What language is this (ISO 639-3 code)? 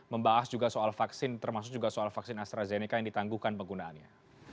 ind